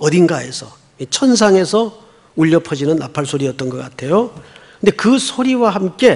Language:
Korean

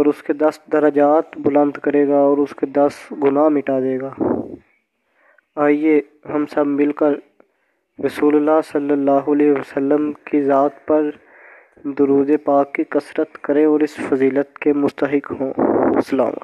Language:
Urdu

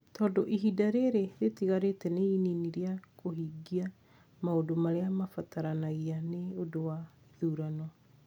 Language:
Kikuyu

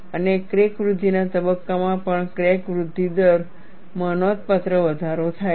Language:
Gujarati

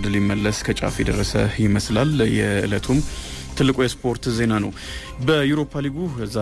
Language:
Amharic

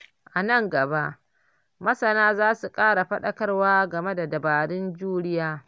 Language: Hausa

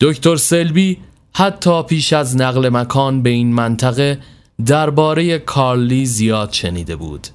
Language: Persian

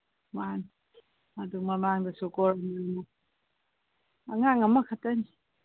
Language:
Manipuri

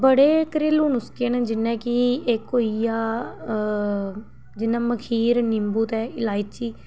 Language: Dogri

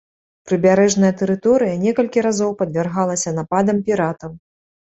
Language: Belarusian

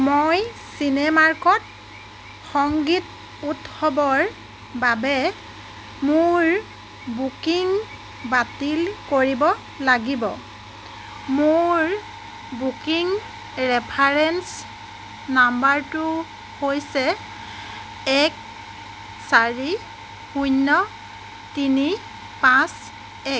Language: Assamese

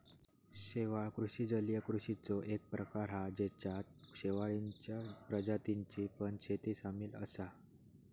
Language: Marathi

